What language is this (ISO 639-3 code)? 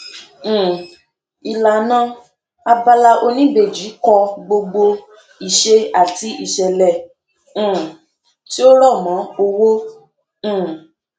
yor